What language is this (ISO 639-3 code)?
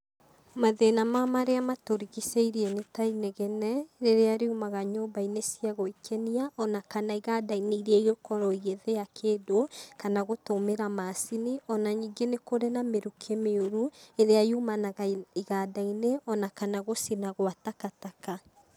kik